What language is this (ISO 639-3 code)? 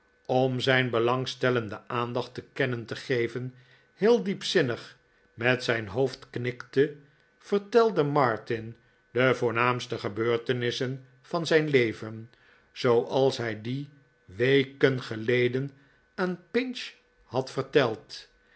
nld